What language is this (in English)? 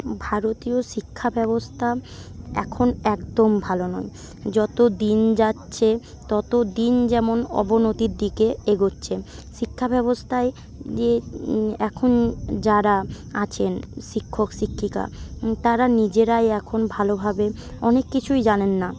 Bangla